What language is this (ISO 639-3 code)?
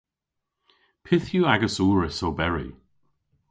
cor